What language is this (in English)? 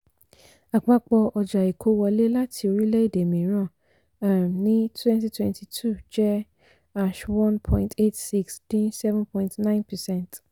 Yoruba